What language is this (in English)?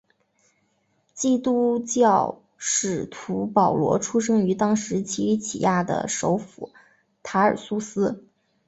Chinese